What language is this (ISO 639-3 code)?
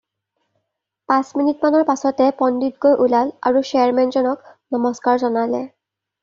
asm